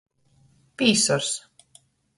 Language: Latgalian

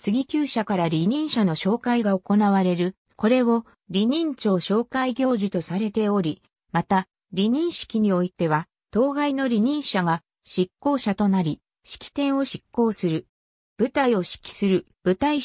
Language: Japanese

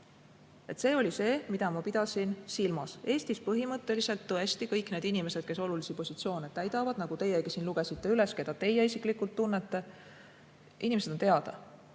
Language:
Estonian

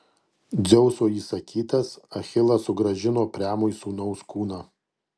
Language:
Lithuanian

